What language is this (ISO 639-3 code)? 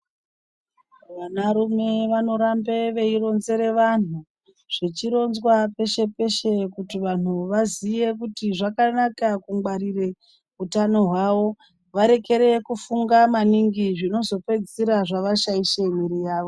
ndc